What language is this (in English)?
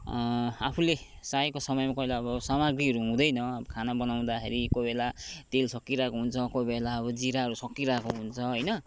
Nepali